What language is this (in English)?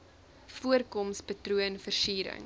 Afrikaans